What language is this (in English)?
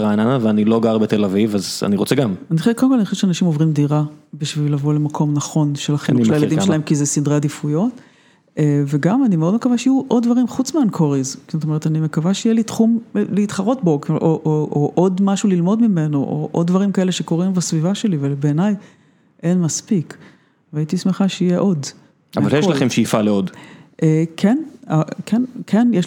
Hebrew